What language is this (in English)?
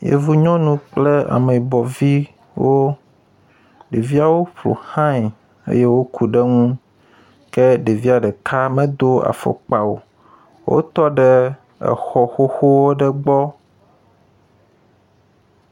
Ewe